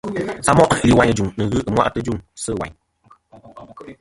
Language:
Kom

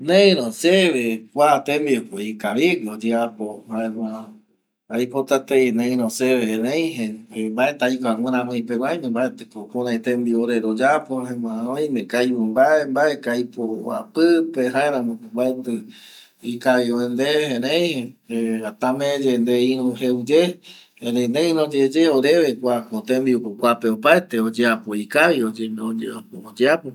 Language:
Eastern Bolivian Guaraní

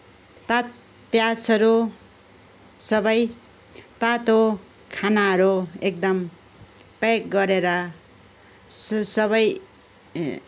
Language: Nepali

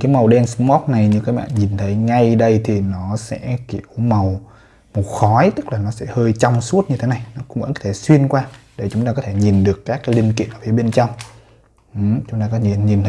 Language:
Vietnamese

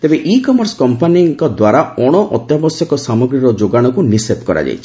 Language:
Odia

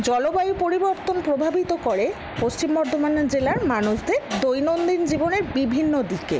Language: Bangla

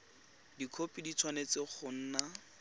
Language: Tswana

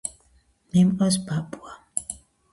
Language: Georgian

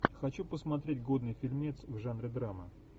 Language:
Russian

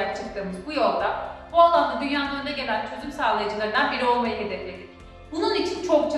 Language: Turkish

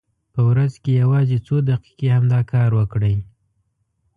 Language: Pashto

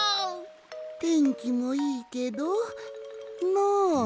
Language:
Japanese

